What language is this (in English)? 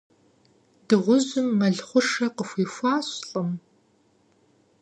Kabardian